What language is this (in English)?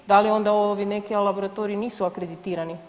Croatian